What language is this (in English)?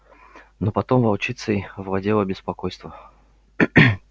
Russian